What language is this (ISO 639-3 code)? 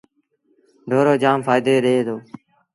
sbn